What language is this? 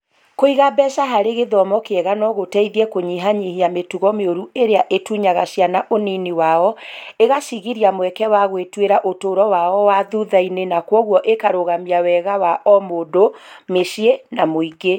Kikuyu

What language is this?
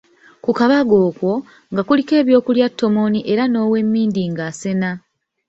Ganda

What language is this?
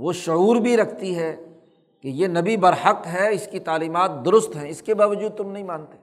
Urdu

